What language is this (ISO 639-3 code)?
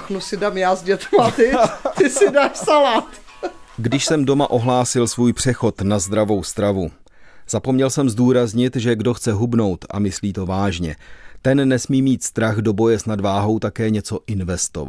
ces